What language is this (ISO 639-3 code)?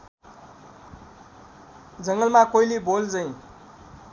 nep